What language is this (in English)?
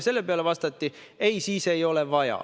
Estonian